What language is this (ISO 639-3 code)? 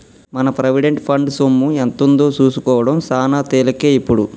tel